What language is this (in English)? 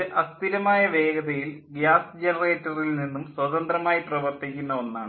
Malayalam